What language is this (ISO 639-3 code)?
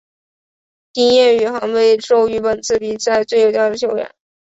zho